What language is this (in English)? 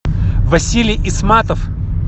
Russian